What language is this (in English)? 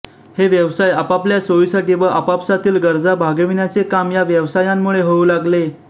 Marathi